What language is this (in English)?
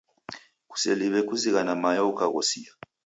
Taita